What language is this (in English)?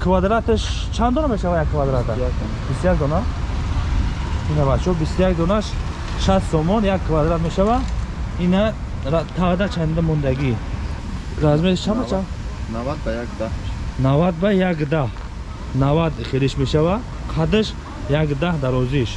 Turkish